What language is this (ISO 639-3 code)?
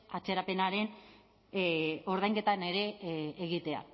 eus